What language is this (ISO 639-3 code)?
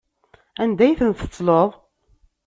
kab